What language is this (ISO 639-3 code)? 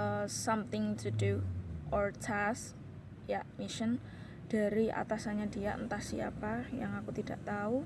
ind